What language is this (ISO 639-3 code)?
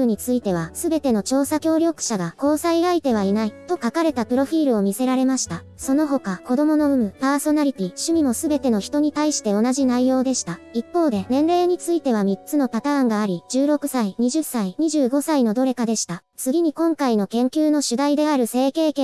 jpn